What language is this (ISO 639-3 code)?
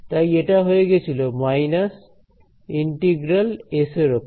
ben